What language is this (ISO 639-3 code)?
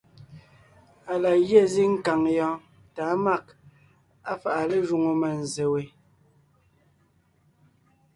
nnh